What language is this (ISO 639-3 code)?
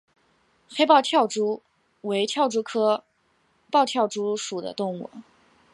zho